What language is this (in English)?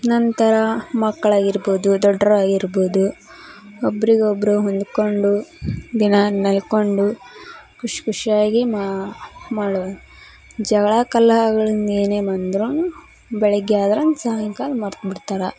Kannada